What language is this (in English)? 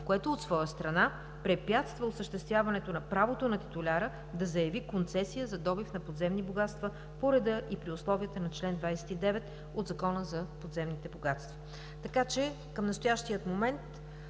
Bulgarian